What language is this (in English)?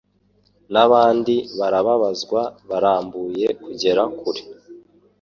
Kinyarwanda